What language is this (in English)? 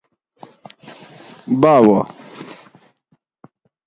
Gawri